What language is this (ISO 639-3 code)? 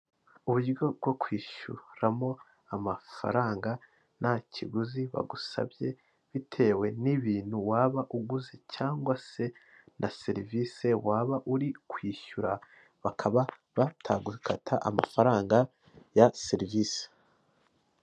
kin